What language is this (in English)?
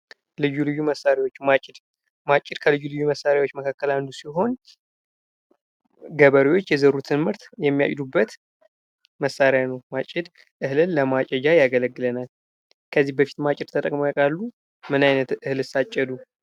Amharic